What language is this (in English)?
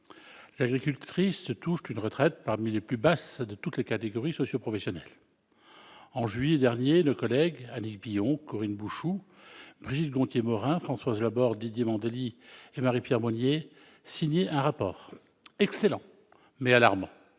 French